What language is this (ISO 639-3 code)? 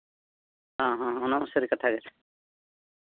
sat